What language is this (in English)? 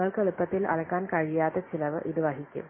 Malayalam